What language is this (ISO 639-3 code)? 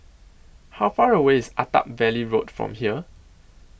eng